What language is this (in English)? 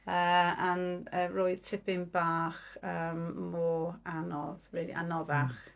Welsh